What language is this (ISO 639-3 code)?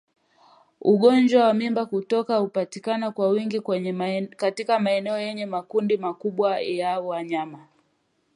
swa